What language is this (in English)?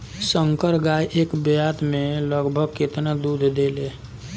Bhojpuri